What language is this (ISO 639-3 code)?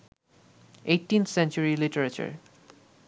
ben